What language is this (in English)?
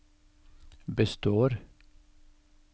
Norwegian